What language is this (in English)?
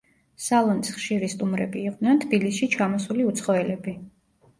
Georgian